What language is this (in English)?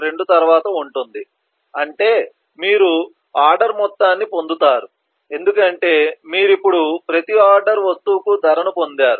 Telugu